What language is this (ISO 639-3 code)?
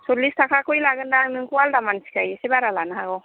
brx